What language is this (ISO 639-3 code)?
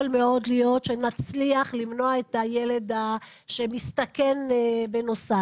heb